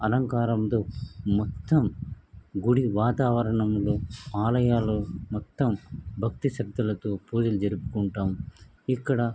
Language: Telugu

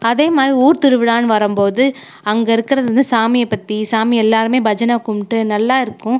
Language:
Tamil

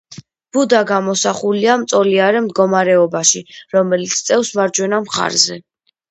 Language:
Georgian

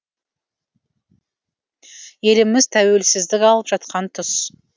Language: Kazakh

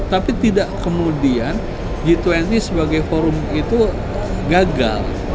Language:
Indonesian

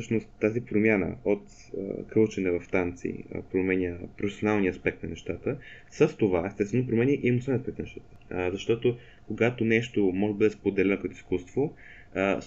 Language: Bulgarian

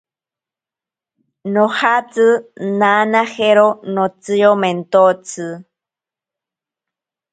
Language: Ashéninka Perené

